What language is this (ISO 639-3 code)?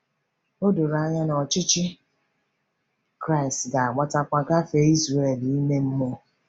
ibo